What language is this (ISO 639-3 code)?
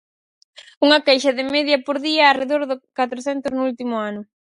glg